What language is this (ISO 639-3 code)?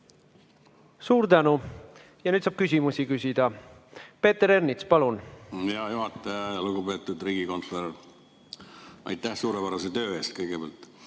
est